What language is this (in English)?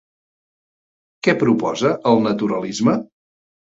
Catalan